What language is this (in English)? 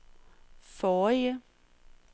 Danish